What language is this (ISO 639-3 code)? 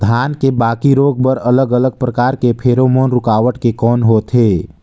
hne